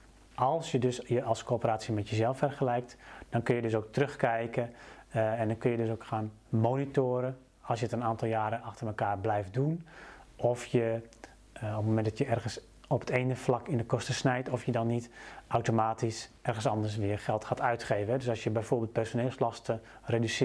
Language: Dutch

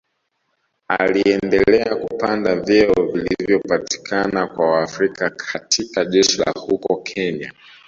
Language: Swahili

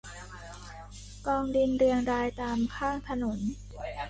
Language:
Thai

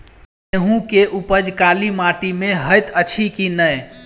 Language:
Maithili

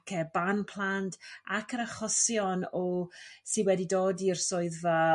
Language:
Welsh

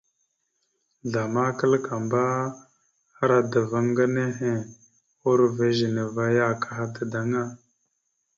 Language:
Mada (Cameroon)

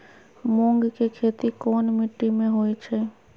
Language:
Magahi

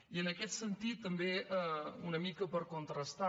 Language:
Catalan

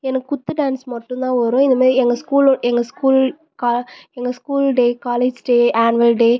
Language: Tamil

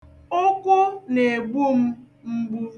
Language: Igbo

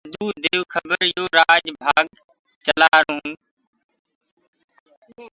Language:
Gurgula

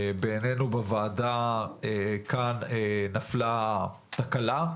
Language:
Hebrew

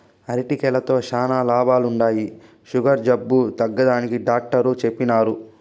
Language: Telugu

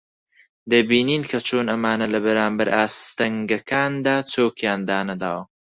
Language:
Central Kurdish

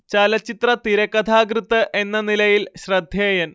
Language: Malayalam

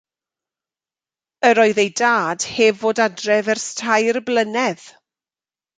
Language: Welsh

